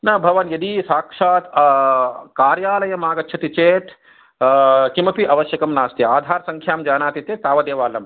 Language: Sanskrit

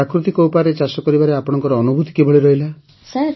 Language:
Odia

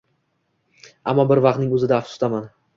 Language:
Uzbek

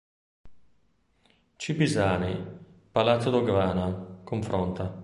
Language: Italian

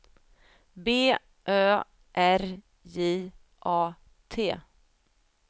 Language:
Swedish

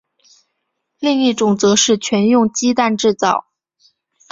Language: Chinese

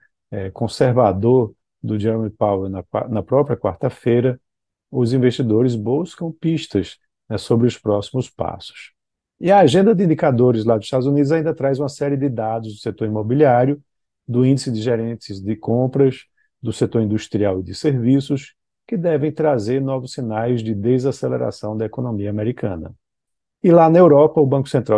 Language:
Portuguese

